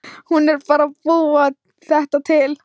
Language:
Icelandic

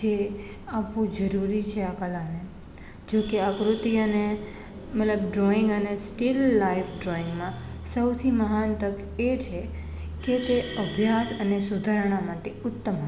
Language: Gujarati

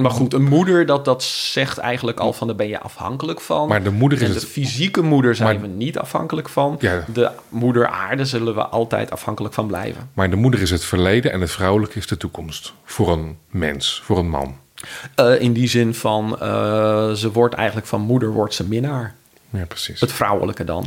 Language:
Dutch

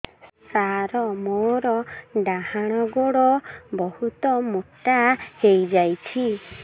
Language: Odia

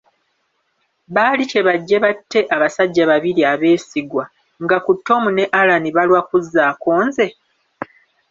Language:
Ganda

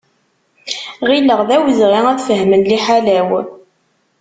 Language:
Kabyle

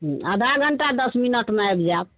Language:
Maithili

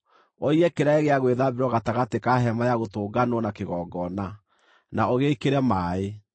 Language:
Kikuyu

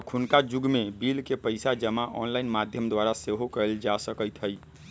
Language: Magahi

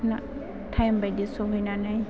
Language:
Bodo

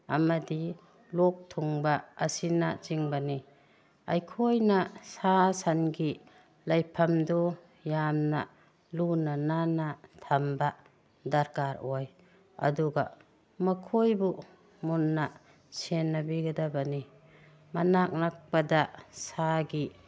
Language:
Manipuri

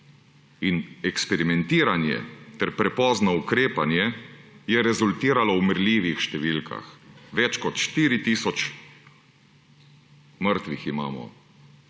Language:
Slovenian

